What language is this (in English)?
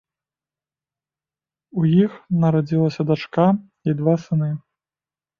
Belarusian